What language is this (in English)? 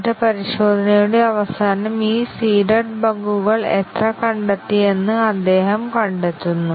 Malayalam